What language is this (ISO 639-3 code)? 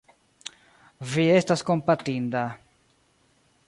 epo